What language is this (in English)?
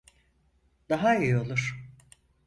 Turkish